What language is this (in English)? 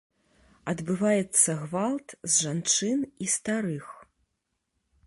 Belarusian